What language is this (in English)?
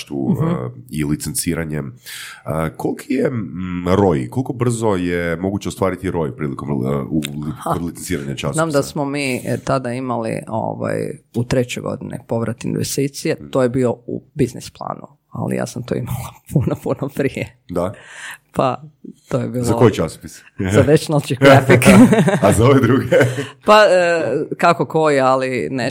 Croatian